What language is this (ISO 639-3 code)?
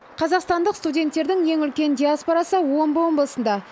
kaz